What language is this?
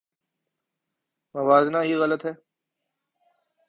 Urdu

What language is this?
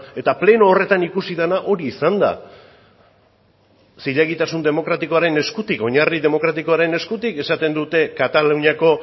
Basque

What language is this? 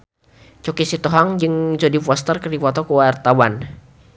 Sundanese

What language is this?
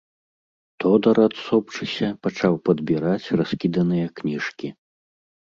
Belarusian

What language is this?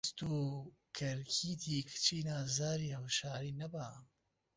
Central Kurdish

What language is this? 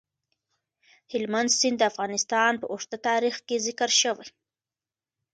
Pashto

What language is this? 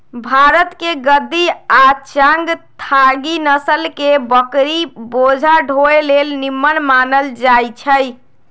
Magahi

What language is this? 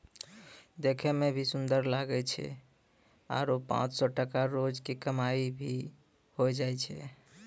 Maithili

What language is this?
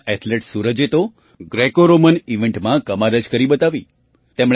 Gujarati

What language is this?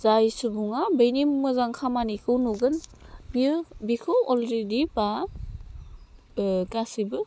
Bodo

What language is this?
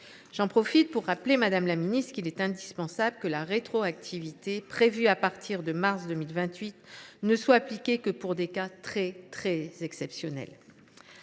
French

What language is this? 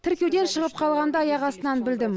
Kazakh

